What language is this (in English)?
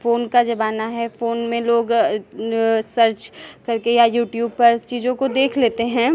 Hindi